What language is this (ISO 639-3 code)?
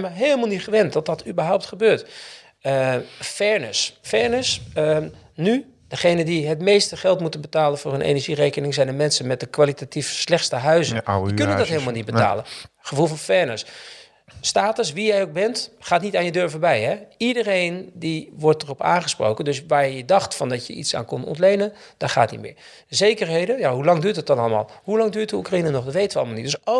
nld